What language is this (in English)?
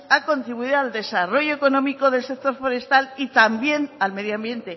Spanish